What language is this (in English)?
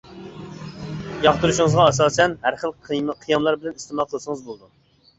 Uyghur